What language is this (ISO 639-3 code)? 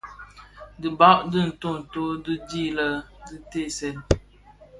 ksf